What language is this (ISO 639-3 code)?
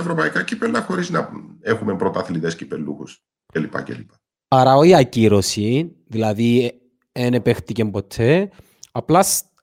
ell